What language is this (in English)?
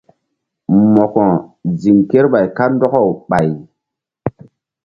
Mbum